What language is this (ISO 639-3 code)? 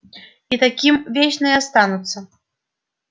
rus